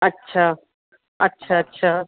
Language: Sindhi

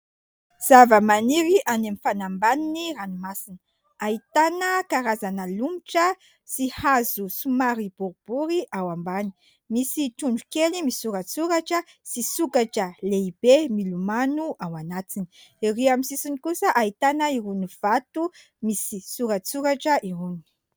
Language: Malagasy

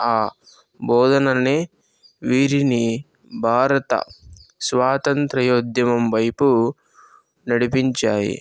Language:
Telugu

